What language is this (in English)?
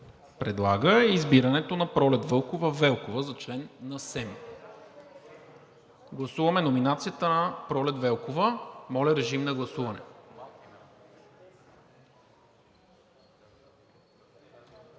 Bulgarian